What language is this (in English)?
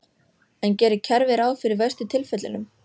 Icelandic